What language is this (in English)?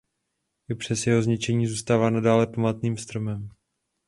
Czech